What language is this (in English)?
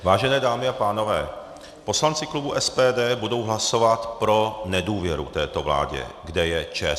Czech